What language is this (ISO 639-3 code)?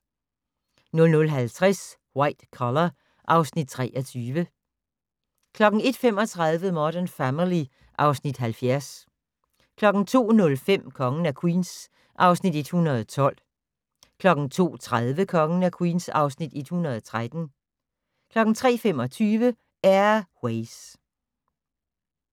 dan